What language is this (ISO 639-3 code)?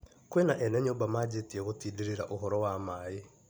kik